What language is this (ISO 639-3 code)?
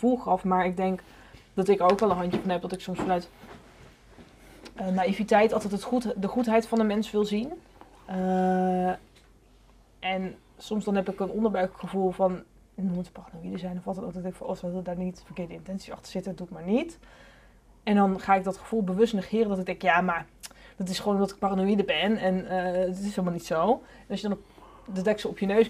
nld